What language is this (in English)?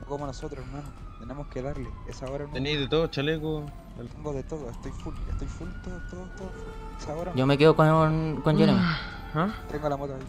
Spanish